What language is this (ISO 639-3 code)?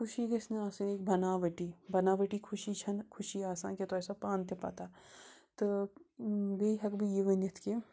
kas